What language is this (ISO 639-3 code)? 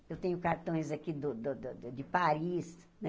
por